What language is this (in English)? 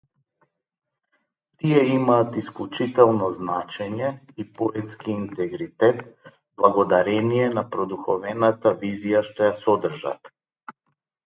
Macedonian